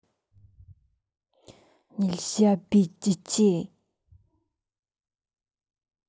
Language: Russian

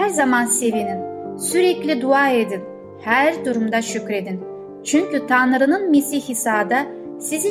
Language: Turkish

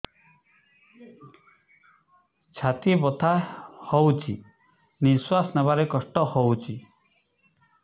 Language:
Odia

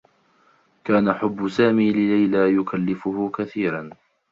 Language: Arabic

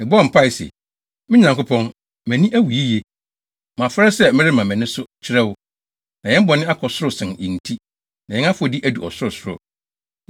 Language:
Akan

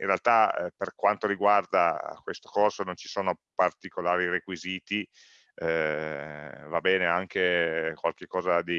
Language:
Italian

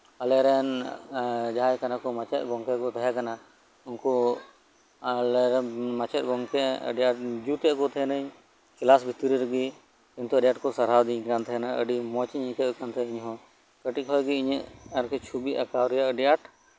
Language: Santali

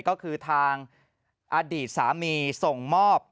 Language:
Thai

